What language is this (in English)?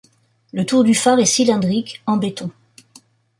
French